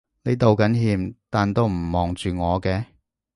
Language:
Cantonese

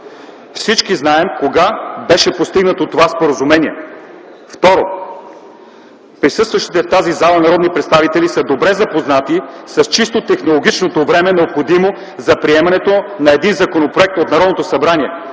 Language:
Bulgarian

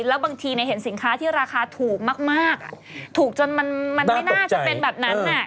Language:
Thai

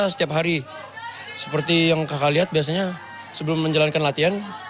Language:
Indonesian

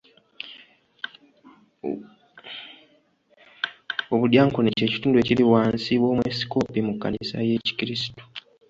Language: Ganda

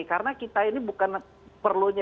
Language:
Indonesian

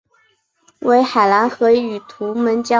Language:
Chinese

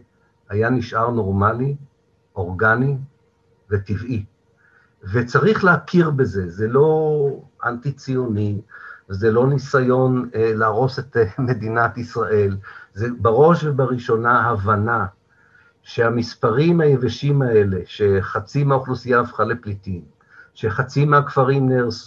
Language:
Hebrew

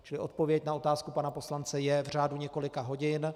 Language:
Czech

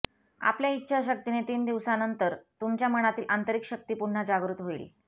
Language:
Marathi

